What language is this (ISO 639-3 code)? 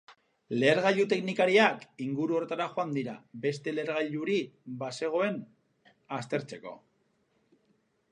eus